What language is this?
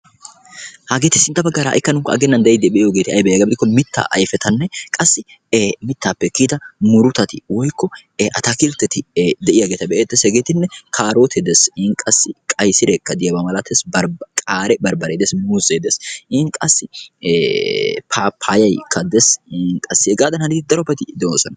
Wolaytta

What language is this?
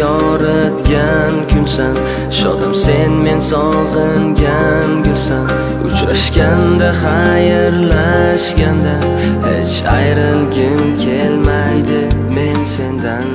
Turkish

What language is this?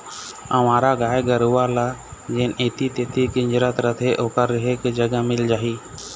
Chhattisgarhi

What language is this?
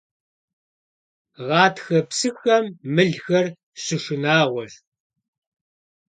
Kabardian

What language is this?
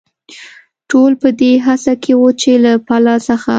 Pashto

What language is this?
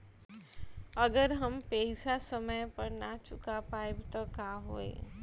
Bhojpuri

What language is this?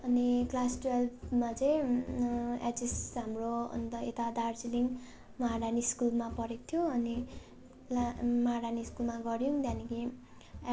Nepali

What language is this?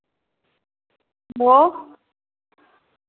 Dogri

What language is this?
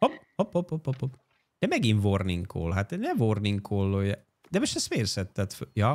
Hungarian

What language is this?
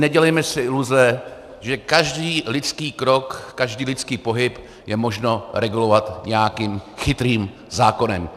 Czech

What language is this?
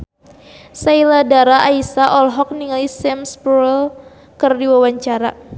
Sundanese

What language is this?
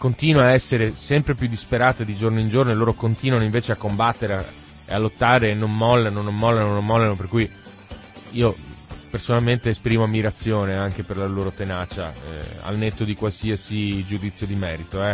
Italian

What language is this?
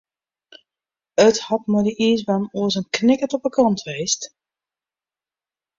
Western Frisian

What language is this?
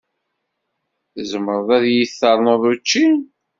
Kabyle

